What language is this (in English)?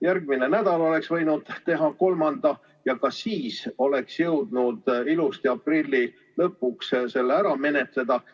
Estonian